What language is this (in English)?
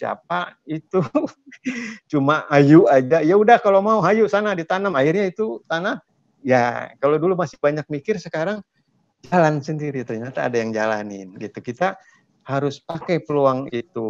Indonesian